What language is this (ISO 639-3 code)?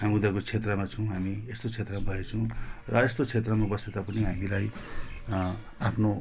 nep